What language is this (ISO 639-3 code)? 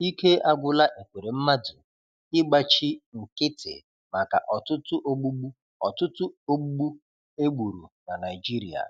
ibo